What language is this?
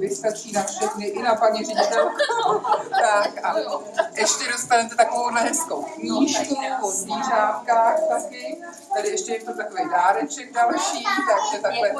Czech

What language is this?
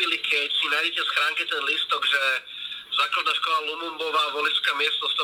Slovak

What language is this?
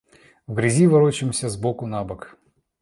Russian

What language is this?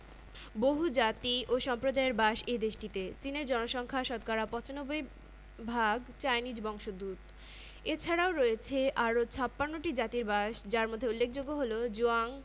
Bangla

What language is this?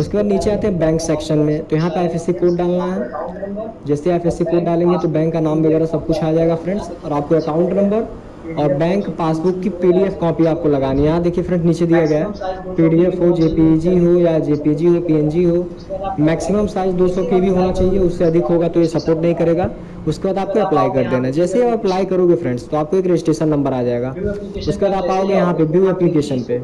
Hindi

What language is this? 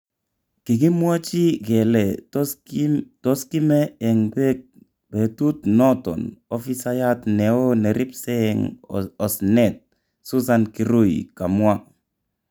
Kalenjin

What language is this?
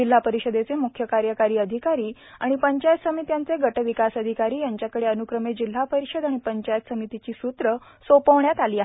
Marathi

